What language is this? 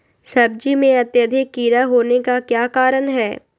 Magahi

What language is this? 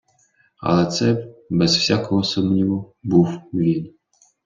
Ukrainian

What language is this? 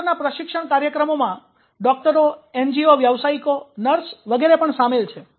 Gujarati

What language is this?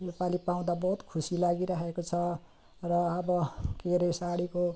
Nepali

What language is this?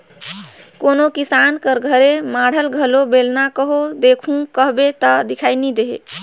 Chhattisgarhi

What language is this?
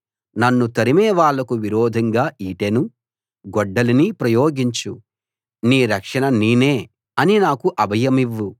Telugu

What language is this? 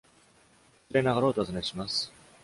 Japanese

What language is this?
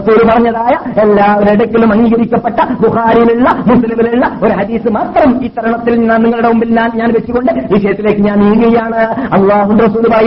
Malayalam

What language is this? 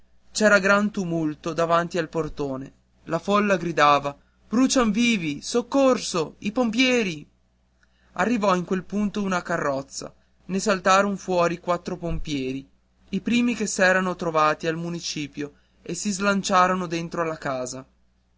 Italian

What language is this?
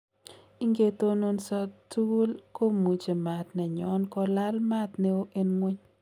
Kalenjin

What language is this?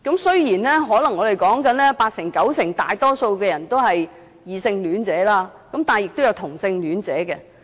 Cantonese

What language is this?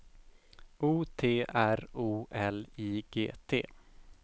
Swedish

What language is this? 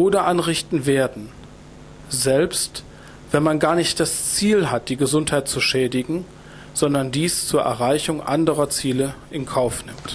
German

